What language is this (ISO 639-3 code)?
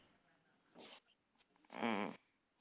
tam